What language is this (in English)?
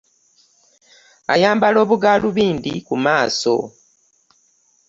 Ganda